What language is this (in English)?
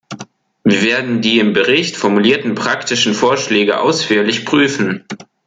German